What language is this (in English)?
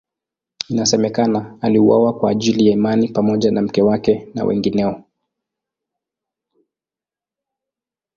Swahili